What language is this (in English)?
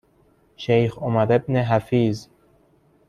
Persian